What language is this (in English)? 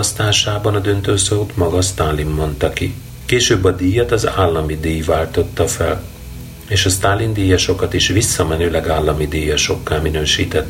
Hungarian